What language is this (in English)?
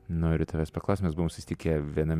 Lithuanian